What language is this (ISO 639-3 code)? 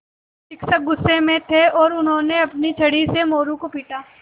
hin